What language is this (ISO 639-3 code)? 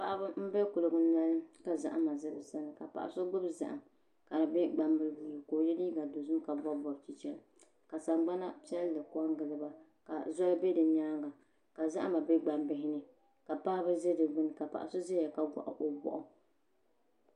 dag